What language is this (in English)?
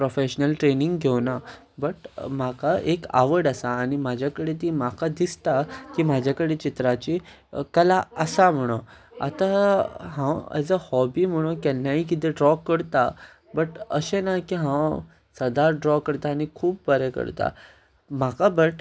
Konkani